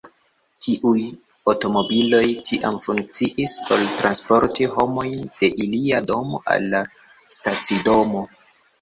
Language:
Esperanto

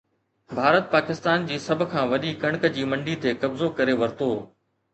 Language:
Sindhi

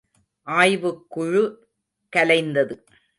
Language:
Tamil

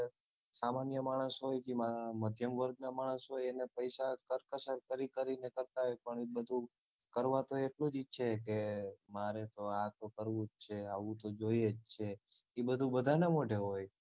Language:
Gujarati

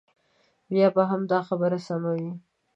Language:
Pashto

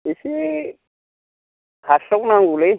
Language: Bodo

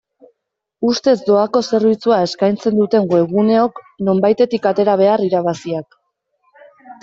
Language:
Basque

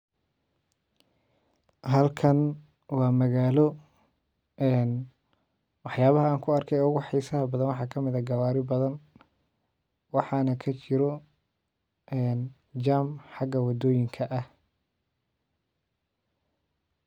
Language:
Somali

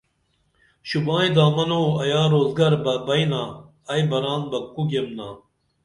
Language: Dameli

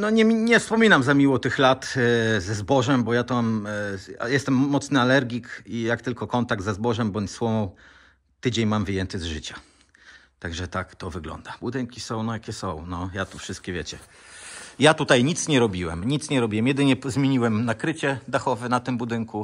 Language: Polish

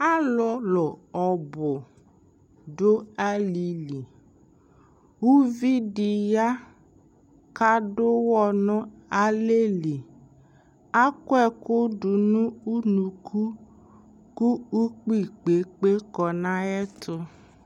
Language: Ikposo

